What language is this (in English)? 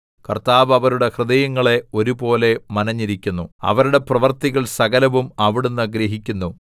Malayalam